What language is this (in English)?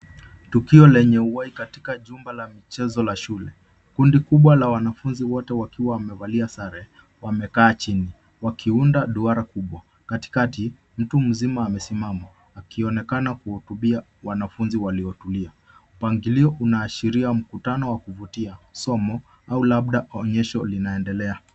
Swahili